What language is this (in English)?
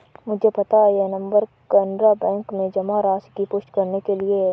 Hindi